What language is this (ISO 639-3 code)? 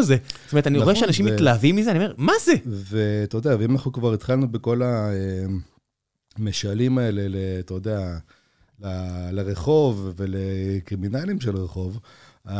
heb